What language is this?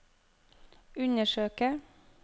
Norwegian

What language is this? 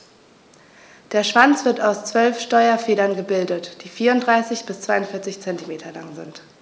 German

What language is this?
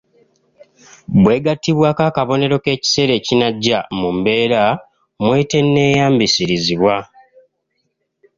Ganda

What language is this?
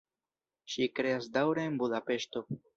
Esperanto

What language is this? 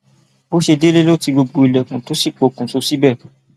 Yoruba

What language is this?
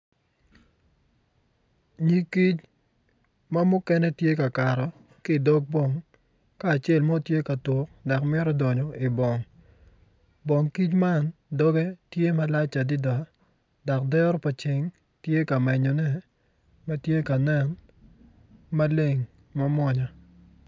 Acoli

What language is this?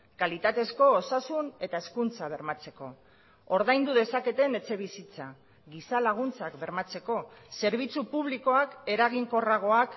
Basque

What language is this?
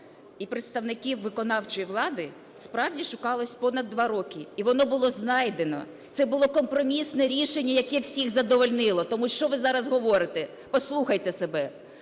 Ukrainian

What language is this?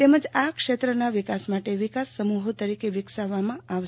Gujarati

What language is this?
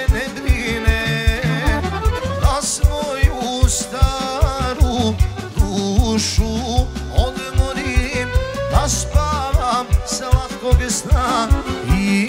Romanian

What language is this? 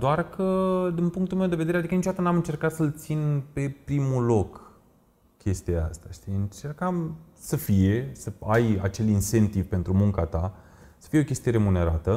Romanian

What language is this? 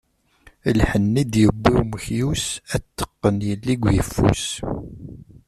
Kabyle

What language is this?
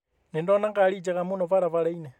Kikuyu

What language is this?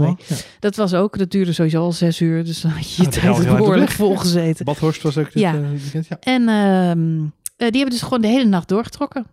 Dutch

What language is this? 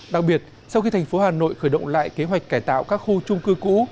Vietnamese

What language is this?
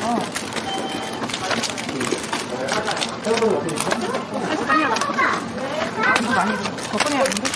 Korean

